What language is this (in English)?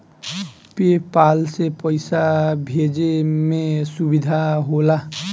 Bhojpuri